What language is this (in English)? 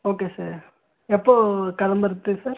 Tamil